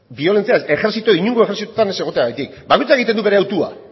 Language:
Basque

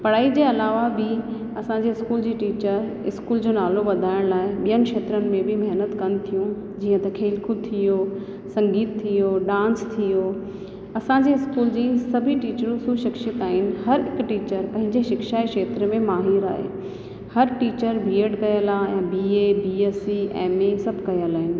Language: Sindhi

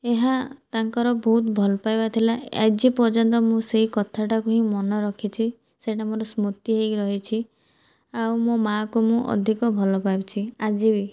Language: Odia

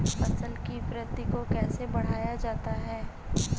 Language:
Hindi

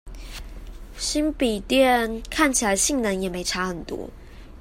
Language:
Chinese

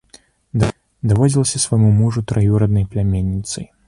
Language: Belarusian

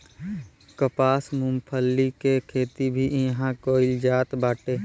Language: Bhojpuri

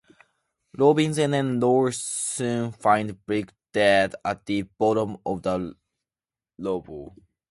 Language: English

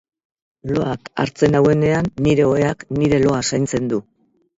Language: Basque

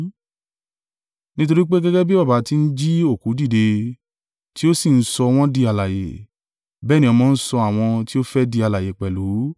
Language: Yoruba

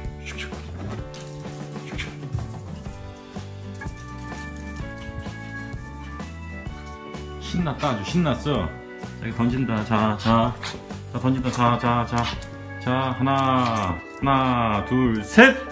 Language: Korean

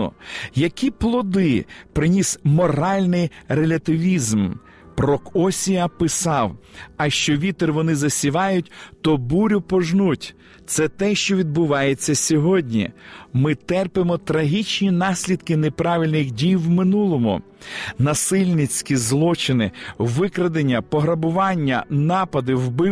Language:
Ukrainian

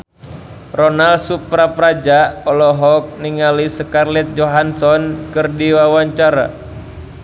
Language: Sundanese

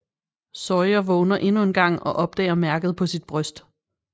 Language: Danish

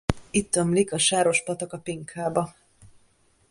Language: Hungarian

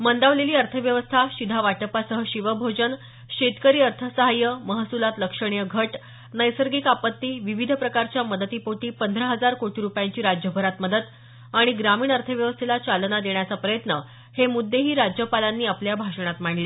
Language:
Marathi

